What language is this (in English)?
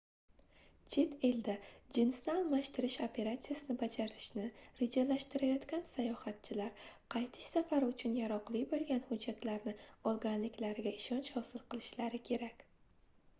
Uzbek